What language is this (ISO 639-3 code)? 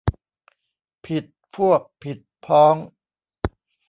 tha